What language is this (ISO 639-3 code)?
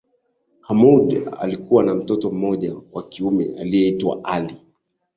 swa